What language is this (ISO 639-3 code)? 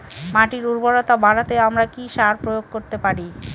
ben